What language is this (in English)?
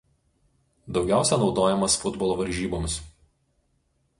Lithuanian